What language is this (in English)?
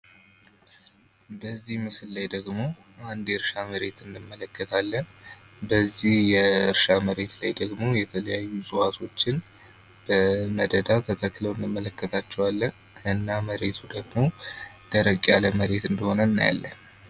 Amharic